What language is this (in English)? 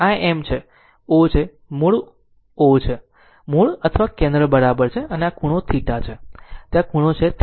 Gujarati